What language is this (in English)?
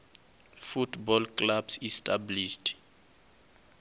Venda